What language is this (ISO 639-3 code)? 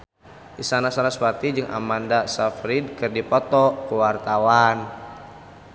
sun